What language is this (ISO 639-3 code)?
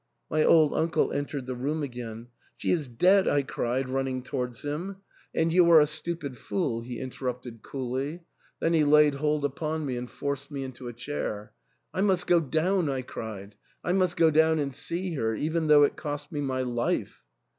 eng